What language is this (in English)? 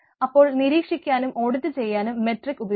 Malayalam